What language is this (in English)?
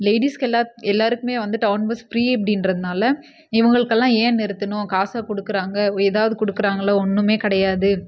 Tamil